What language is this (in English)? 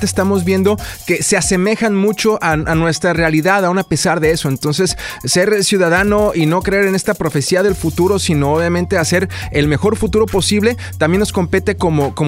Spanish